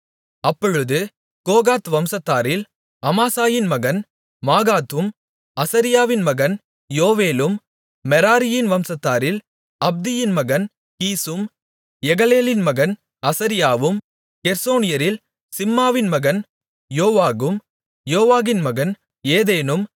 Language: Tamil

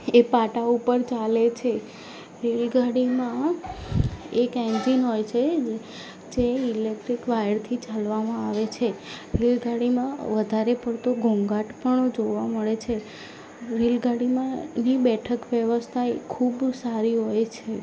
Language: Gujarati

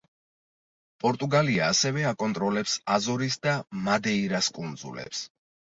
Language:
Georgian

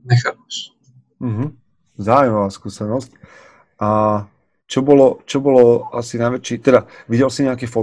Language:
Slovak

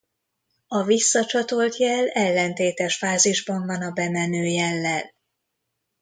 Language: Hungarian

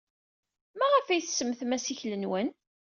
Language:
Kabyle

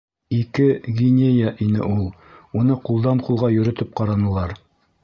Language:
Bashkir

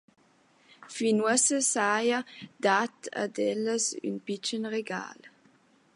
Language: Romansh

